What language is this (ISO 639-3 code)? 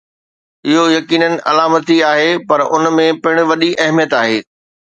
snd